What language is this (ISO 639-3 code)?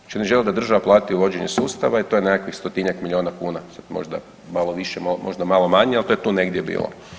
hrv